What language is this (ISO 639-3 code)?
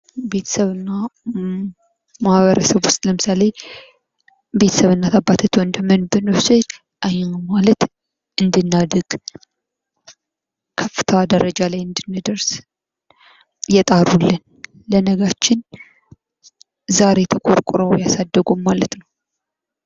amh